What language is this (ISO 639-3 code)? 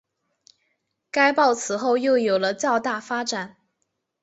zho